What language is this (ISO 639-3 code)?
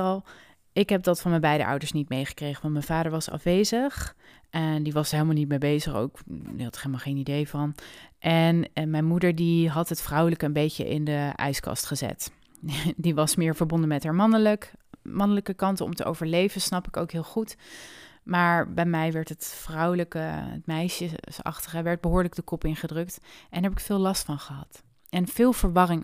nld